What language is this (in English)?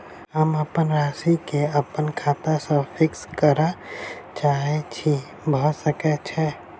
Maithili